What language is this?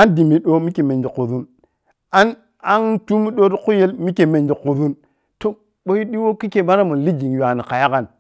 Piya-Kwonci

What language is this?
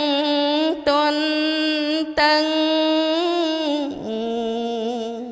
Vietnamese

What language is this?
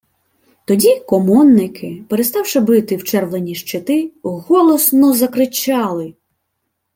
Ukrainian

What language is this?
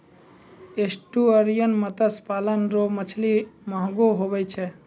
Maithili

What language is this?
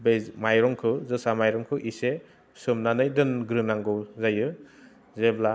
Bodo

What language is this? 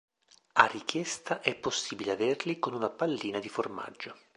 Italian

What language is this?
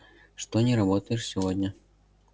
Russian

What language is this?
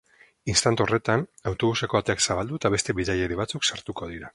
Basque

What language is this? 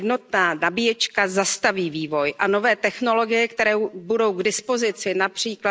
Czech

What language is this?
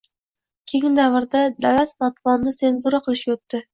Uzbek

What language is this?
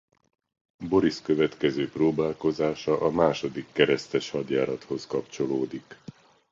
Hungarian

